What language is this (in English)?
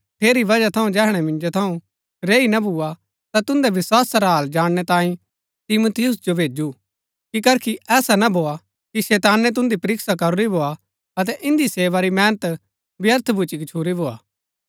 Gaddi